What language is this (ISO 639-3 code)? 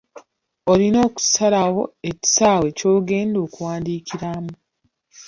lug